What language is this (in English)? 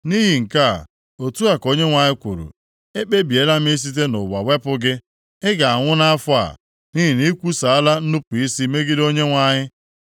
Igbo